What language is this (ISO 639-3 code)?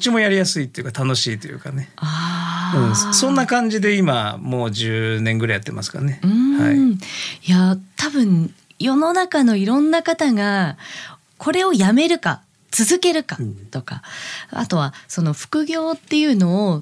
jpn